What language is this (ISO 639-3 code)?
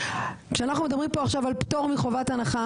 heb